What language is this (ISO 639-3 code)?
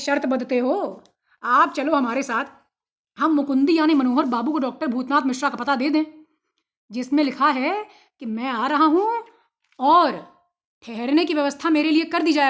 hin